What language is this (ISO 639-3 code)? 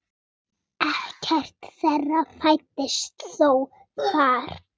isl